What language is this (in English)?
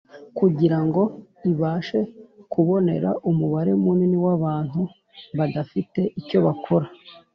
Kinyarwanda